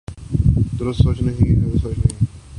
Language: Urdu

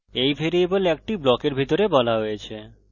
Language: Bangla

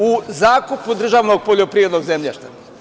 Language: Serbian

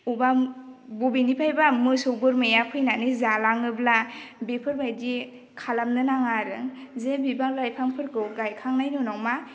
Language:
Bodo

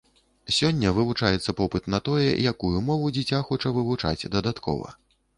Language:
Belarusian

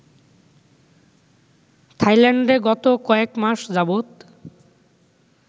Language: Bangla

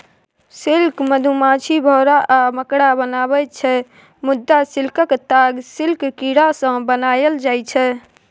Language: Maithili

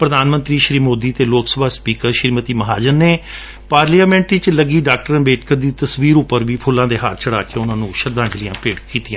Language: Punjabi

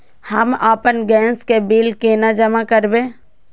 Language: Maithili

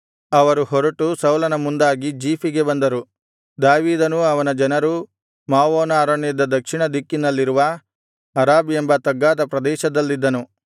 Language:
Kannada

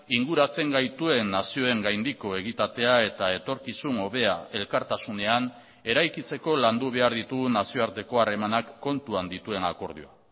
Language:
Basque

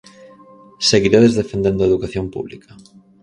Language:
Galician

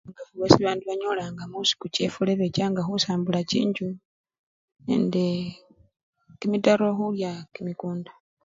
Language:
Luyia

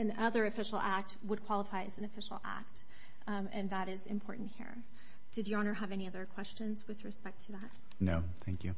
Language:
English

